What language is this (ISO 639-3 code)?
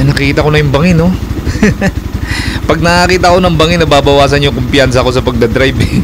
fil